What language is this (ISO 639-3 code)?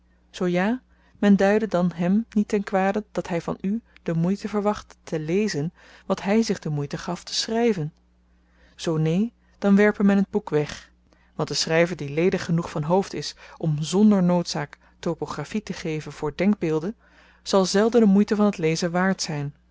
nld